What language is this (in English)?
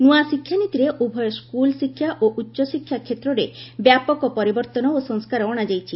Odia